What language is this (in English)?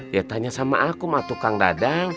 Indonesian